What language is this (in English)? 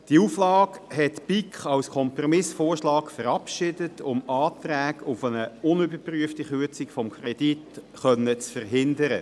Swiss German